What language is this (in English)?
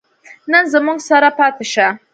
Pashto